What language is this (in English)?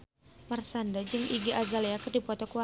Sundanese